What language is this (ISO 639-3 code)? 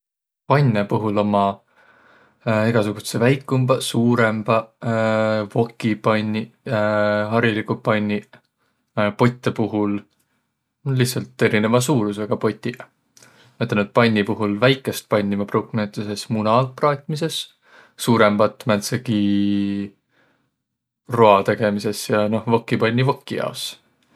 vro